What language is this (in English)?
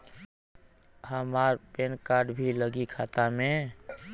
Bhojpuri